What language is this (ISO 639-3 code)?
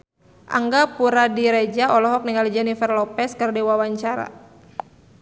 sun